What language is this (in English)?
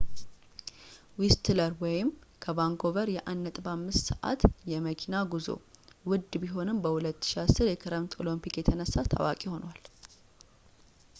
Amharic